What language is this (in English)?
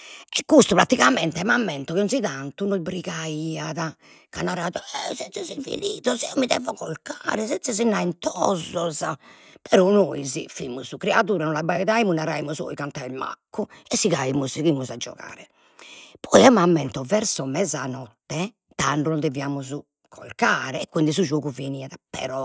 Sardinian